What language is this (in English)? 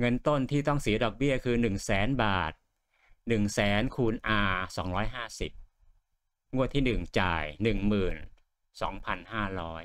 Thai